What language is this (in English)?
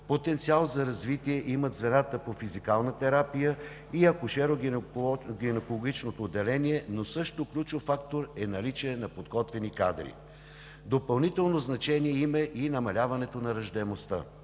Bulgarian